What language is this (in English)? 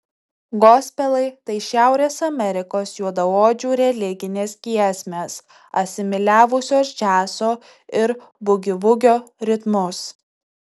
Lithuanian